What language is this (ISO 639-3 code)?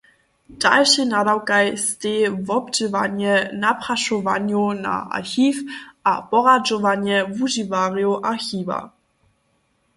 hsb